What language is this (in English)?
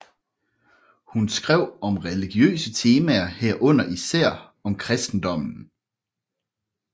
Danish